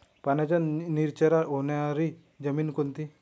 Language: Marathi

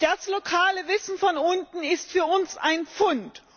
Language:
German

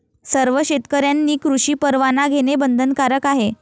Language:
Marathi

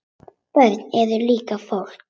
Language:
Icelandic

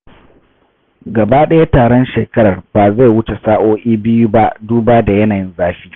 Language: Hausa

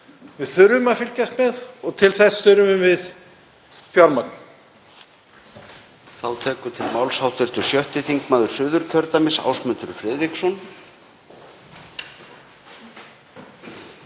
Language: Icelandic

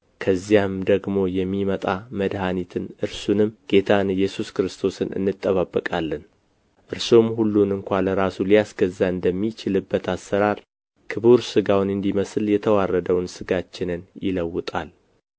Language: Amharic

